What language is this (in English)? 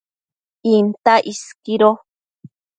Matsés